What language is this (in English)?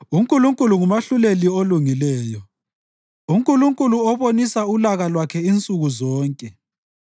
North Ndebele